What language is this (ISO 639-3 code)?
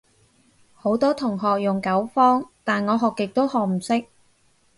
yue